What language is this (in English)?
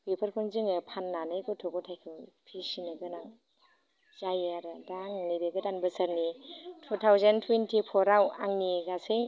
Bodo